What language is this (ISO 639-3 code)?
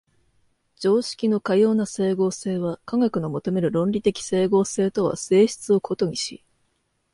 jpn